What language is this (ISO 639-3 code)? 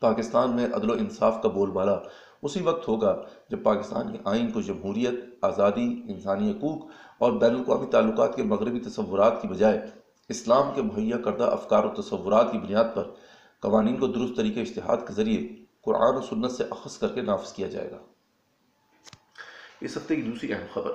urd